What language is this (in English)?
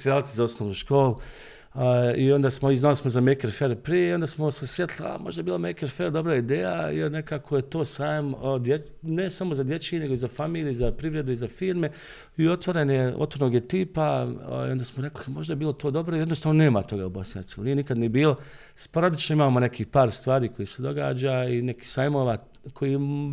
Croatian